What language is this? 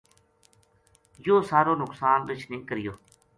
Gujari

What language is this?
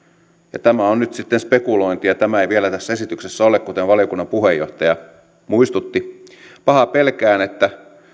Finnish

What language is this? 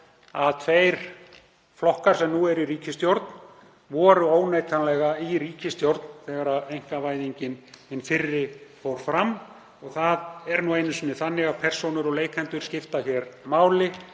Icelandic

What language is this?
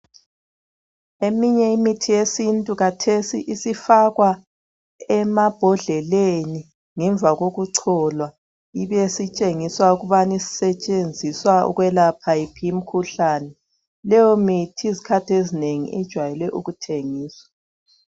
North Ndebele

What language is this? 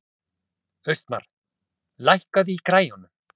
Icelandic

